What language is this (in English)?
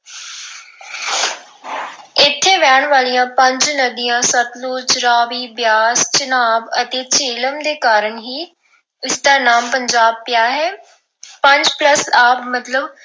Punjabi